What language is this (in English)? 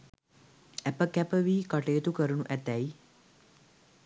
Sinhala